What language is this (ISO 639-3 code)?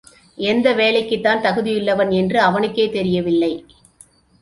tam